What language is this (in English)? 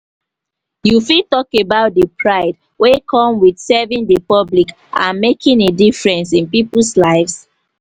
Nigerian Pidgin